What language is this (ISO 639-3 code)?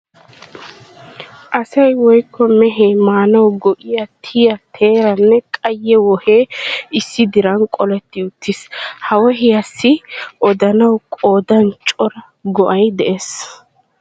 wal